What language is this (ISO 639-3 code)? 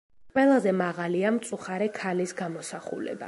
kat